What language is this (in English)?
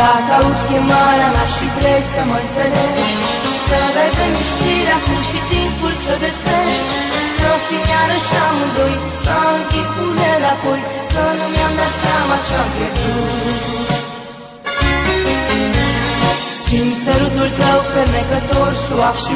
Romanian